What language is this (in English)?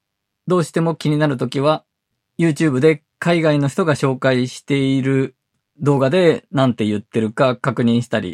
Japanese